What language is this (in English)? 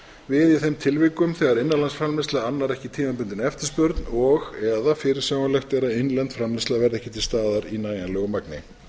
Icelandic